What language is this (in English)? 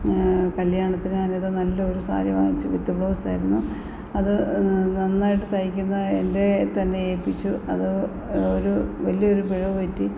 Malayalam